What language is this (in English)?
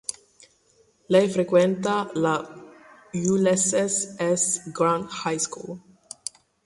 Italian